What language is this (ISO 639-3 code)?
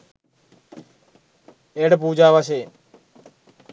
sin